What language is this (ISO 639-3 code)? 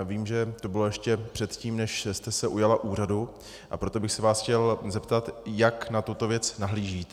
ces